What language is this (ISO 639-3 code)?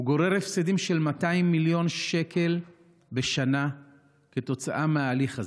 heb